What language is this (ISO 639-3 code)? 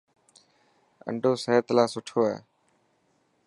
mki